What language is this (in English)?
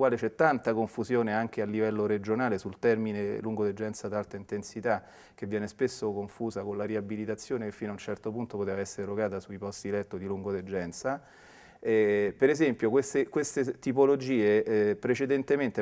Italian